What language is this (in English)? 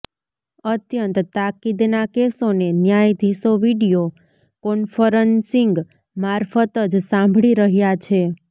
Gujarati